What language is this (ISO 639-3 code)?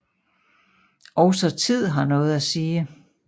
dan